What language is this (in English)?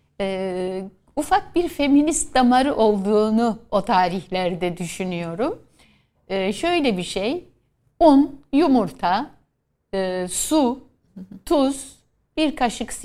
Turkish